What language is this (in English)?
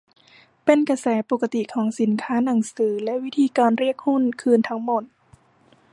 Thai